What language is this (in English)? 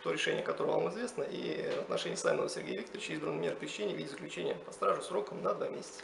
Russian